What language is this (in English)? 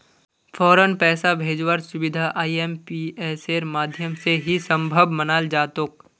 Magahi